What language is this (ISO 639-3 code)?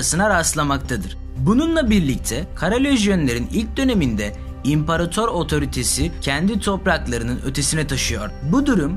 tur